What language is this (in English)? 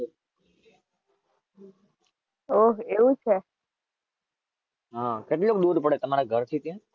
Gujarati